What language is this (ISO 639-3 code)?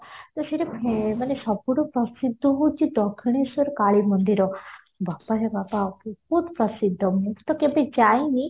ori